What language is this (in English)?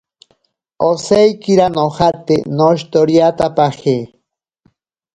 Ashéninka Perené